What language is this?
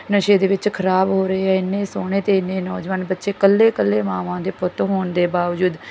Punjabi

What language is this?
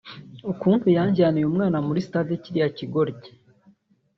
Kinyarwanda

